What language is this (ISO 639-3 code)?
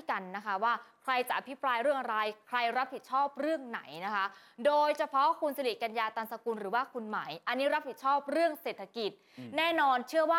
tha